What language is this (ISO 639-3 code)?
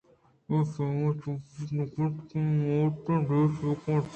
bgp